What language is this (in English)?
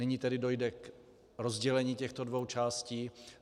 Czech